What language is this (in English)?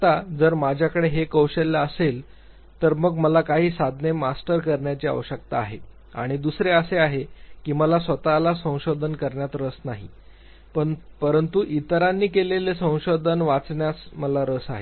Marathi